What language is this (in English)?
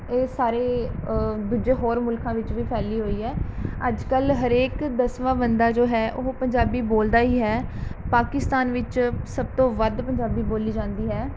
Punjabi